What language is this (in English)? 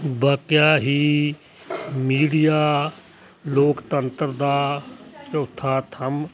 Punjabi